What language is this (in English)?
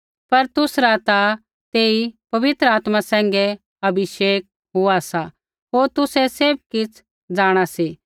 Kullu Pahari